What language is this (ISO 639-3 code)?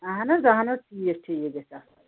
kas